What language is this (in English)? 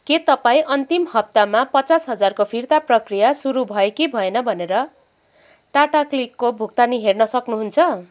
Nepali